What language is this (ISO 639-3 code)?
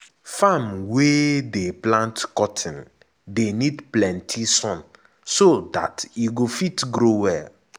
pcm